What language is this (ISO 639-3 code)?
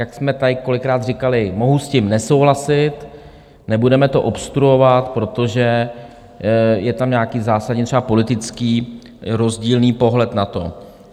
ces